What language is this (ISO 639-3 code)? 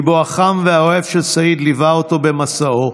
heb